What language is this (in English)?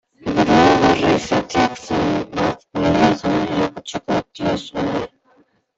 Basque